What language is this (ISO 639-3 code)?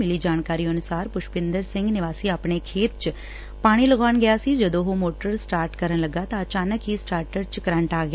pan